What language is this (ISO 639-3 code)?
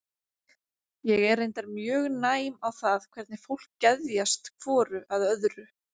isl